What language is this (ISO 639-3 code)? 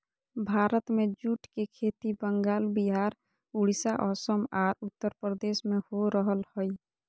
mag